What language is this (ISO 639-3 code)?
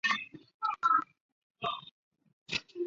zho